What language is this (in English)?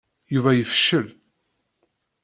Kabyle